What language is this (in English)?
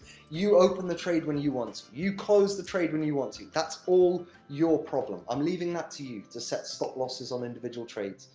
English